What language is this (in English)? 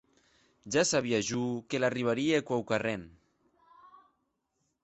Occitan